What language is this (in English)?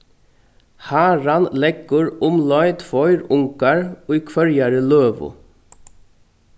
Faroese